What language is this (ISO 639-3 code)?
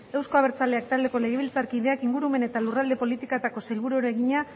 eus